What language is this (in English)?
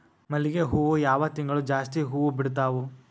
Kannada